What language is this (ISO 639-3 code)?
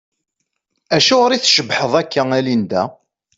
kab